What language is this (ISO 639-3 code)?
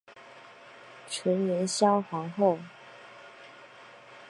zho